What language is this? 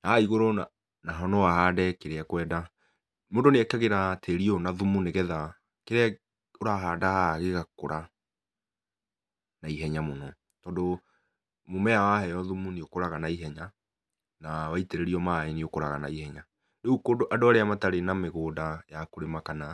Kikuyu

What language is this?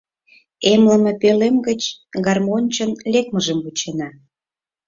Mari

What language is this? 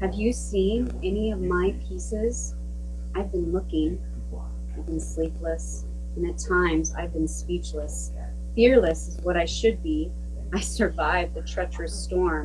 English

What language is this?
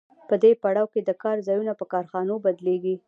Pashto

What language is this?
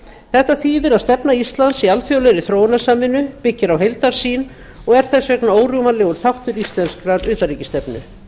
Icelandic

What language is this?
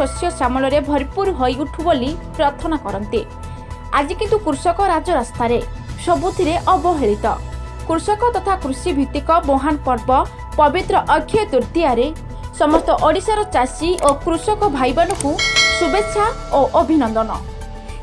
Odia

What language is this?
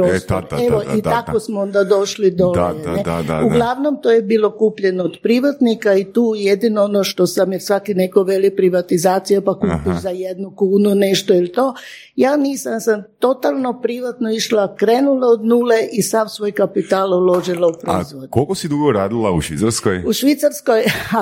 Croatian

